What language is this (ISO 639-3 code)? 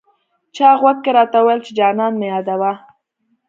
pus